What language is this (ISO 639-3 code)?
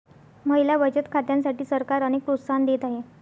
mar